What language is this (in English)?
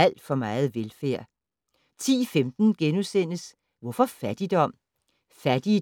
Danish